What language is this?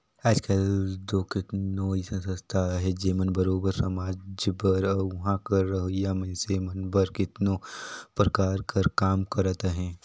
Chhattisgarhi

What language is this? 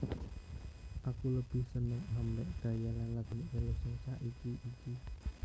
Javanese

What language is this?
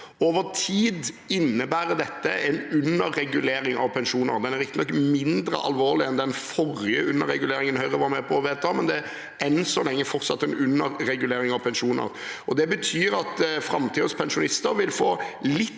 Norwegian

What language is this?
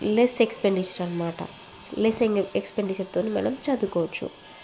Telugu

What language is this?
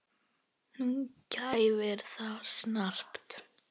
Icelandic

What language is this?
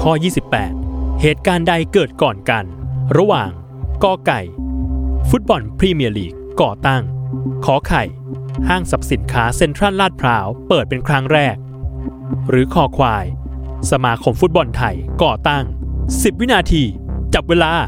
Thai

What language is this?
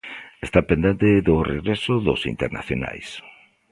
Galician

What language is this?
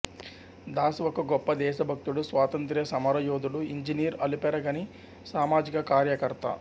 Telugu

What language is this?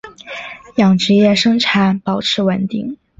Chinese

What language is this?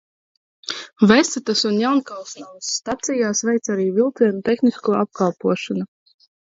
Latvian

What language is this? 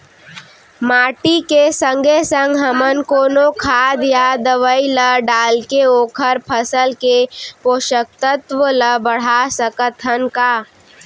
Chhattisgarhi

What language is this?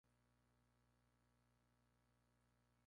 Spanish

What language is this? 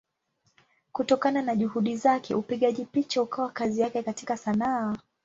Swahili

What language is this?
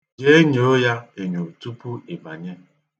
Igbo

